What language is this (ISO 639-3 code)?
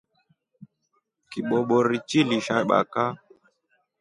rof